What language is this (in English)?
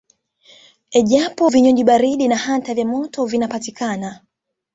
Swahili